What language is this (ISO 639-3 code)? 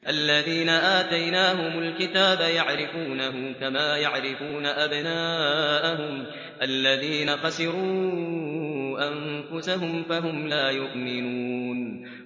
ara